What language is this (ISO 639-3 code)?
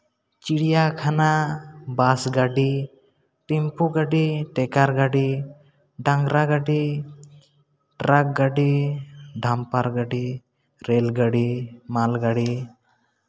sat